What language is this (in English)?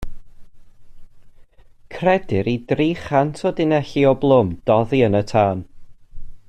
Welsh